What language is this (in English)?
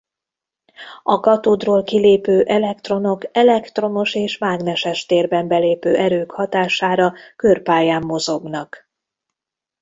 Hungarian